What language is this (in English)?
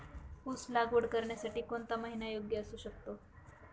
Marathi